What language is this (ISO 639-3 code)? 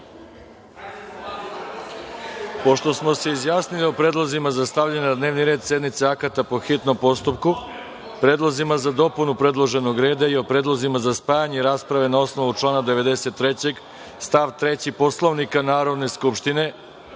srp